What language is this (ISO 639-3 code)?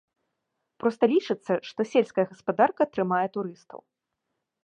bel